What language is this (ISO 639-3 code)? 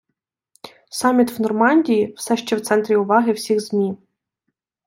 ukr